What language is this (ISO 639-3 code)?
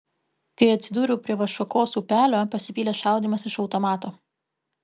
lit